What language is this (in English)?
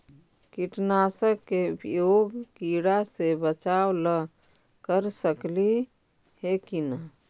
Magahi